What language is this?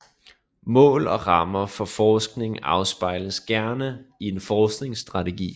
Danish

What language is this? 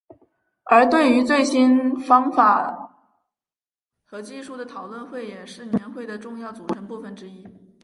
Chinese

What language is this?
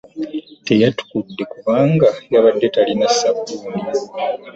Ganda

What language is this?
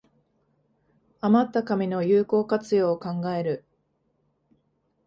Japanese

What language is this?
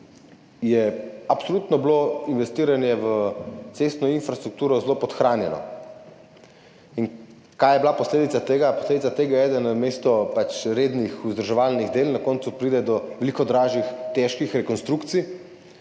Slovenian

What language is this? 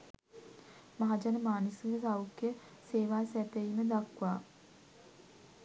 Sinhala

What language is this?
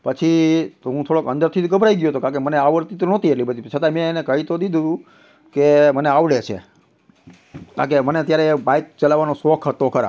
Gujarati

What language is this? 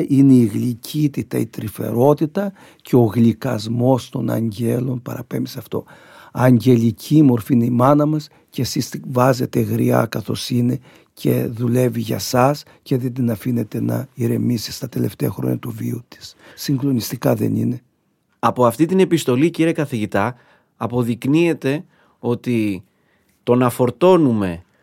Greek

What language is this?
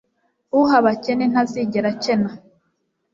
Kinyarwanda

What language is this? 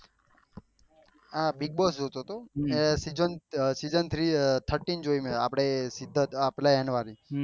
Gujarati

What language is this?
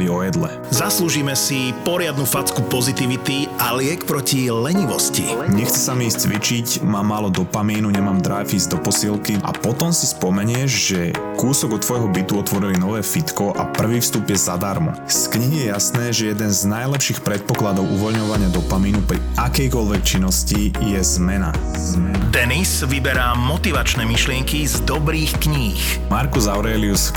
Slovak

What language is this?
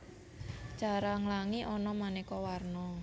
Javanese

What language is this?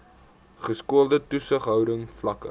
Afrikaans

